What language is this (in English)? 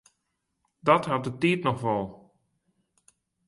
Western Frisian